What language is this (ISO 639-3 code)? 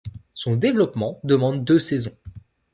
fra